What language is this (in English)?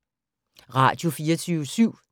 Danish